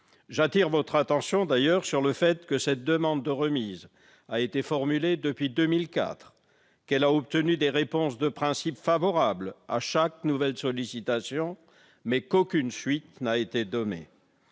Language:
French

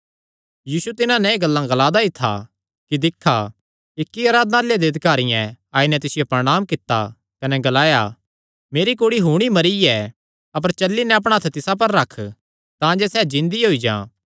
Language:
Kangri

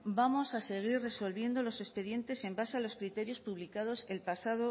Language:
Spanish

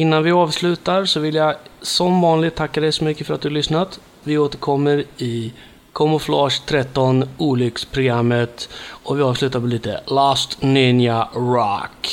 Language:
Swedish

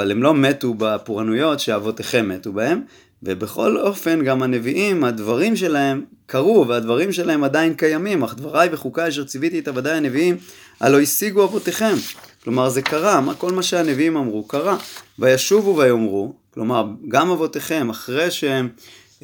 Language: Hebrew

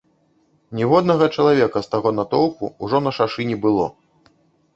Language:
Belarusian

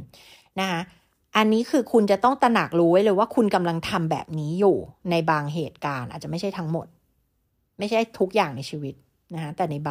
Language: Thai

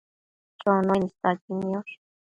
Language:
Matsés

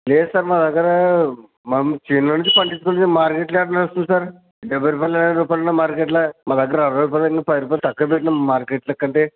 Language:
Telugu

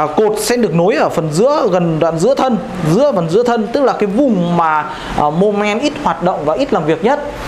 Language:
Vietnamese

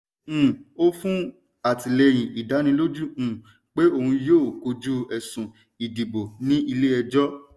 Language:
Yoruba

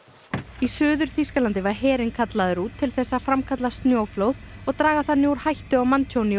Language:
Icelandic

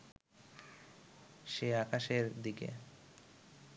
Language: Bangla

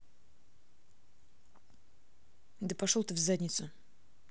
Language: Russian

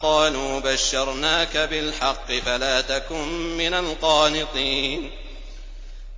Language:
Arabic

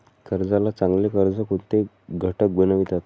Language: Marathi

